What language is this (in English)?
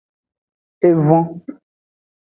Aja (Benin)